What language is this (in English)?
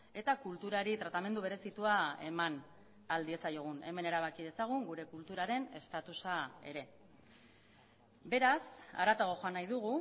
Basque